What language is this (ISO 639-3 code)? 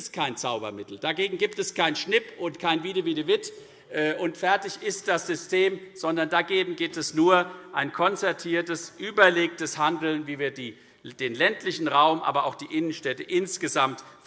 deu